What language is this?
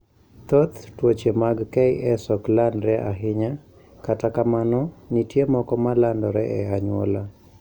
Luo (Kenya and Tanzania)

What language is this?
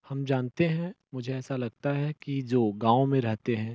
Hindi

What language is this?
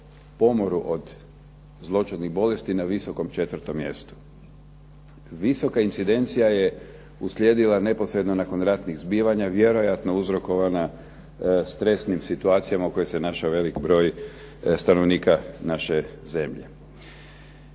Croatian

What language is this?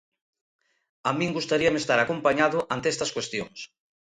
Galician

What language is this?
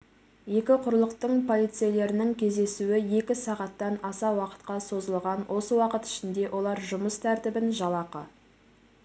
Kazakh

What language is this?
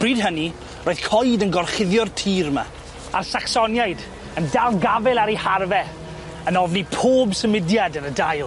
Welsh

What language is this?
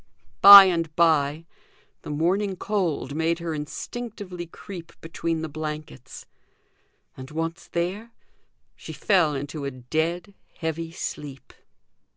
English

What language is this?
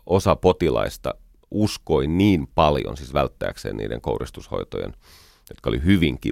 Finnish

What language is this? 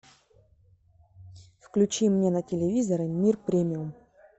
Russian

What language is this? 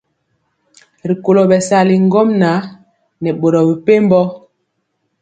Mpiemo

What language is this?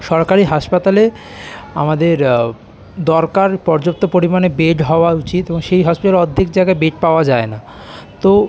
Bangla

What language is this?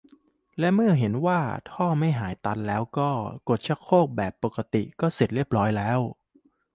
Thai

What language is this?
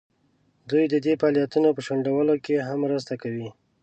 Pashto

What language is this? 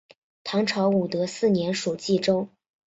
Chinese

